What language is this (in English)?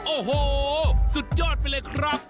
Thai